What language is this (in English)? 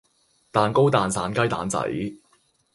Cantonese